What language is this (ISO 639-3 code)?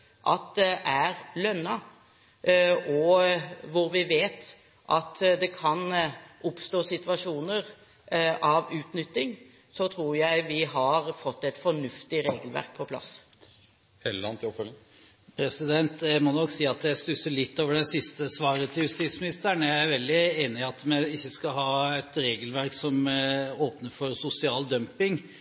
nob